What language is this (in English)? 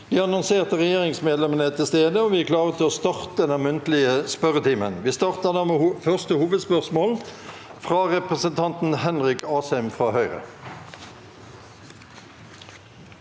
Norwegian